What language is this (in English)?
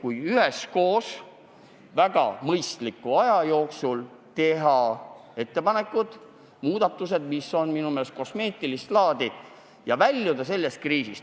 Estonian